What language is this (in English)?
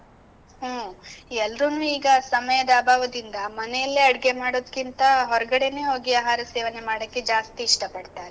Kannada